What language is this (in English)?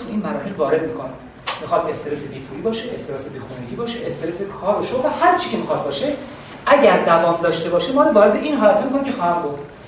Persian